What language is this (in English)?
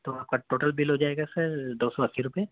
Urdu